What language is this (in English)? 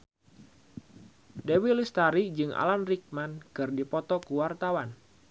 Sundanese